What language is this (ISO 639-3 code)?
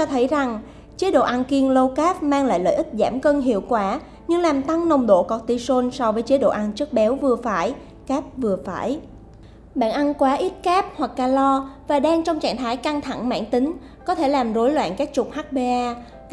vie